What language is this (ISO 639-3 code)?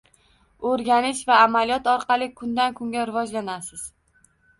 uzb